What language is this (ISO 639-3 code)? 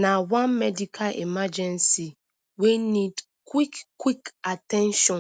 pcm